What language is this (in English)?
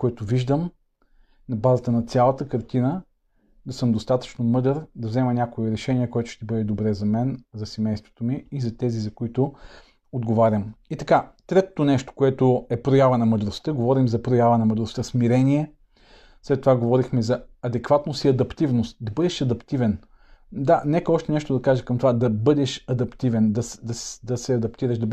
Bulgarian